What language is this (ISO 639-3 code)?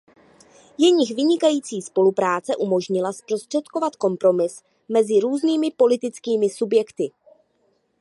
ces